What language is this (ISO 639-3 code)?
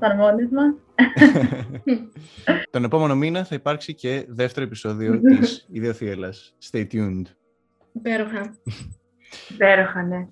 ell